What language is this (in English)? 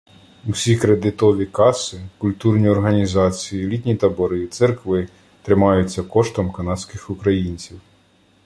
Ukrainian